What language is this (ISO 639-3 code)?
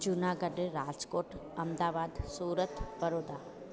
snd